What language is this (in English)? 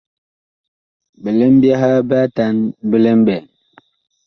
Bakoko